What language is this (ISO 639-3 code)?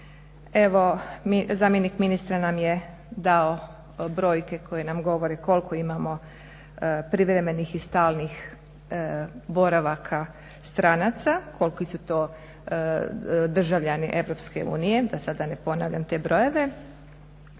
hrv